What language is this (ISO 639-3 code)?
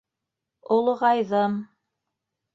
bak